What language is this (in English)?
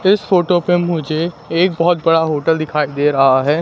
Hindi